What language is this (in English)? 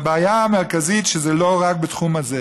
Hebrew